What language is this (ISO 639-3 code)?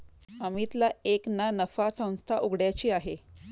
mar